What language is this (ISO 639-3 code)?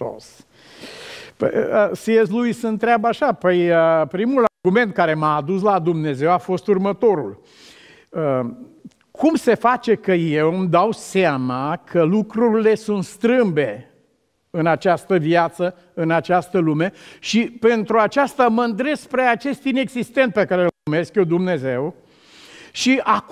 ron